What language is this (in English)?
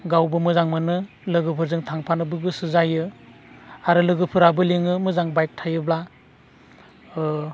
Bodo